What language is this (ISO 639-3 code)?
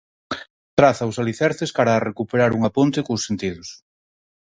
glg